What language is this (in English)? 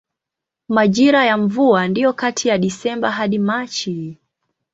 Swahili